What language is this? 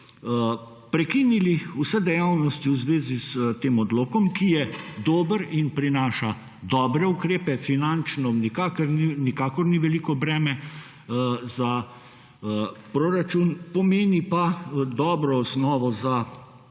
Slovenian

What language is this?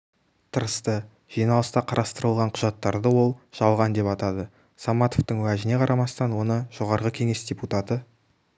Kazakh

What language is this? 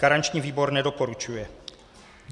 Czech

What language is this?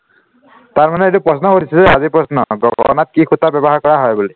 Assamese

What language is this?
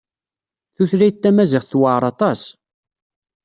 Kabyle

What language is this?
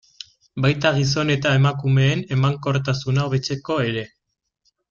Basque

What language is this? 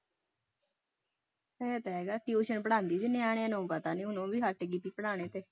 Punjabi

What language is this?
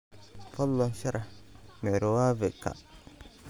Somali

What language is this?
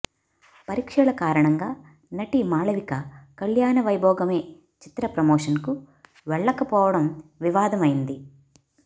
Telugu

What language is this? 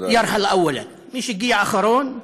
Hebrew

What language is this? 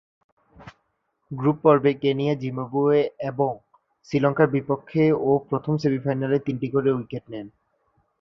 Bangla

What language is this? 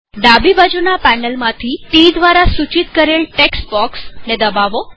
Gujarati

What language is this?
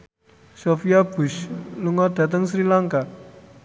Javanese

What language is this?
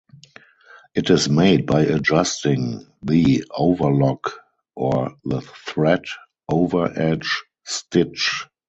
English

